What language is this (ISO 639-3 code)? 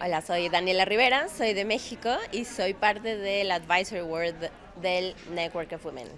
spa